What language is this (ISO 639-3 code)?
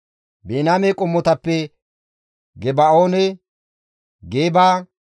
gmv